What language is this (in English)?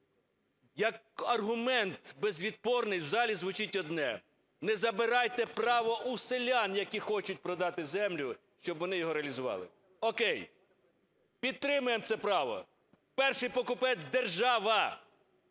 Ukrainian